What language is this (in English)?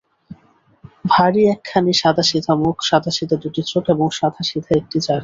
Bangla